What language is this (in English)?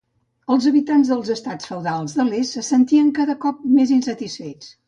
Catalan